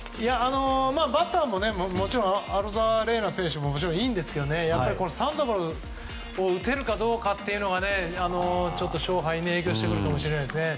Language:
Japanese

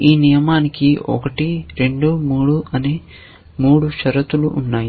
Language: Telugu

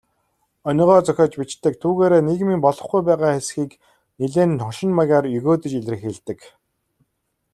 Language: Mongolian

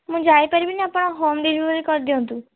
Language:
Odia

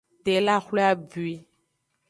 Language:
Aja (Benin)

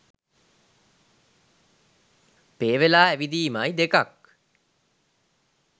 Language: Sinhala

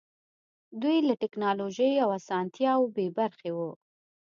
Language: Pashto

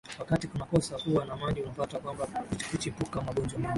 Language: Swahili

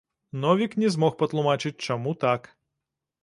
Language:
Belarusian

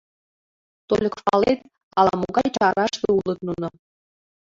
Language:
Mari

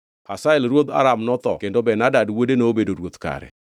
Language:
Luo (Kenya and Tanzania)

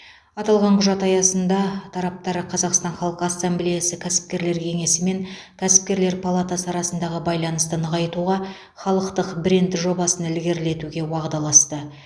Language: Kazakh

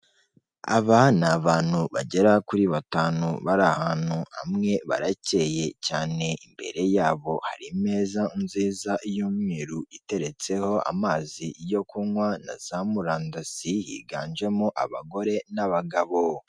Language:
Kinyarwanda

